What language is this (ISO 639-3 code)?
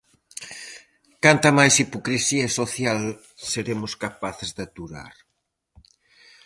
glg